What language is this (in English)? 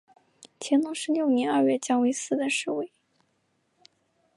Chinese